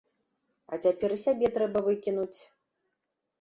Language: Belarusian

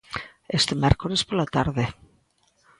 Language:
Galician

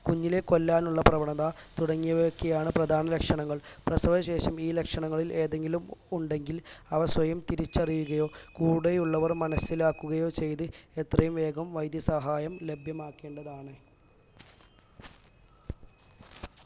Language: Malayalam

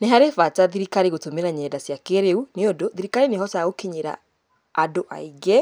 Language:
Kikuyu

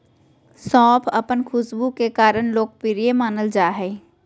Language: Magahi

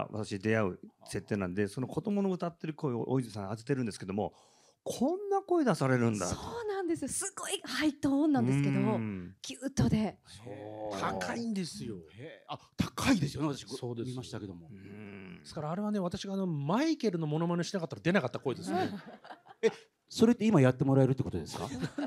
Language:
Japanese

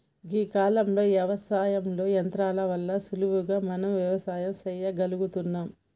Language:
Telugu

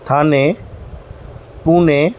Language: Sindhi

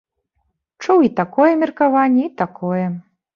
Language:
Belarusian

